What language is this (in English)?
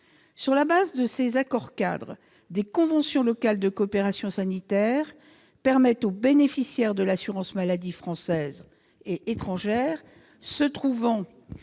French